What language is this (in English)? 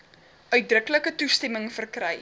Afrikaans